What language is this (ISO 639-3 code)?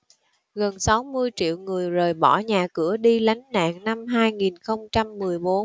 vie